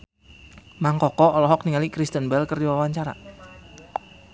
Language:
Sundanese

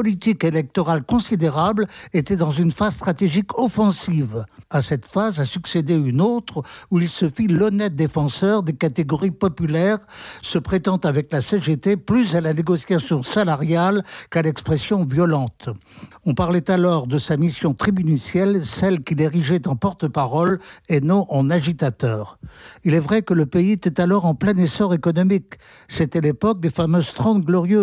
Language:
French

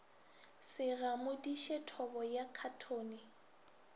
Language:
Northern Sotho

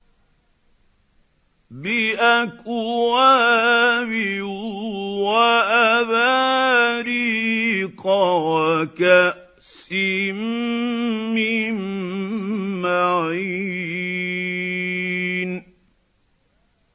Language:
Arabic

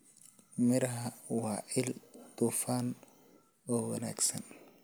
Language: Somali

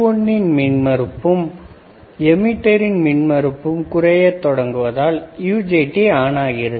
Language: Tamil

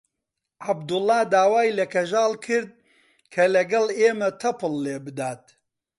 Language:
Central Kurdish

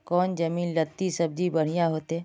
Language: Magahi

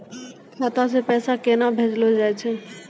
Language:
Maithili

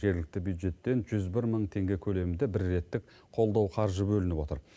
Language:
Kazakh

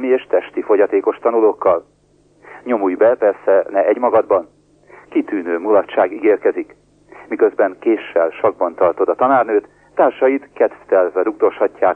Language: Hungarian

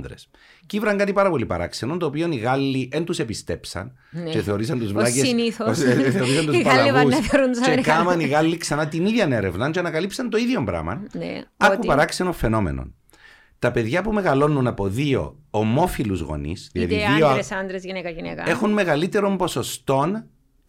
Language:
Greek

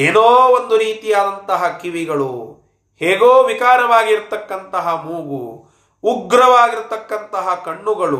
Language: Kannada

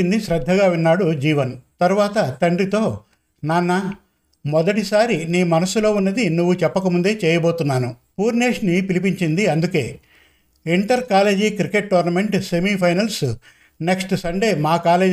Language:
Telugu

